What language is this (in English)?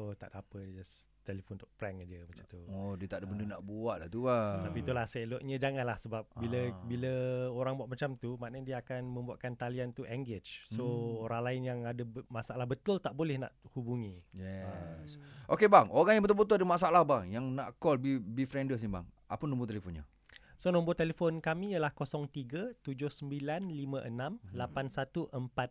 Malay